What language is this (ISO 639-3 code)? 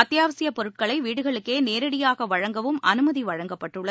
tam